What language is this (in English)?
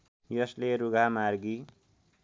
Nepali